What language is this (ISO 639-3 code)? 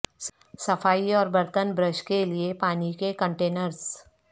urd